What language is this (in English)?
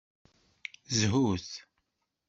Kabyle